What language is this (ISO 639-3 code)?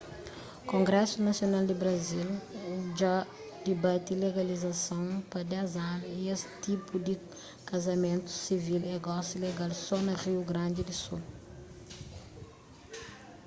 kea